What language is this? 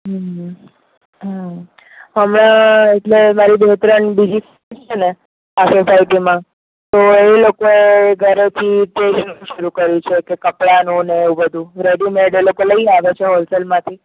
Gujarati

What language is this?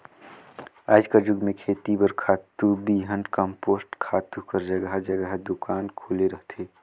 Chhattisgarhi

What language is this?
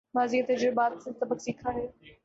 Urdu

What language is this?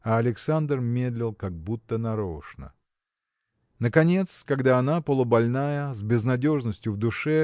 Russian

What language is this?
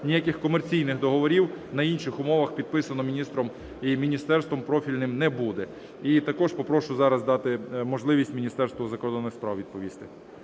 Ukrainian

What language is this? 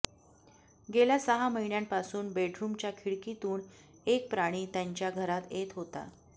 Marathi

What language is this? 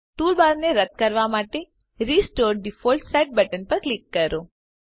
Gujarati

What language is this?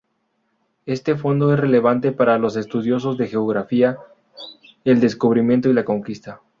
Spanish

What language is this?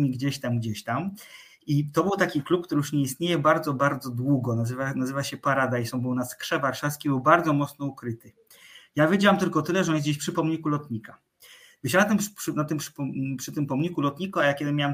Polish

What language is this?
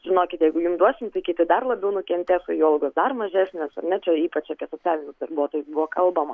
Lithuanian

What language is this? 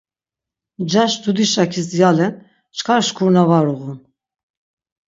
Laz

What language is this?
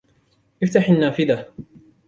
Arabic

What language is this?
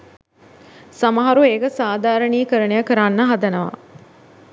Sinhala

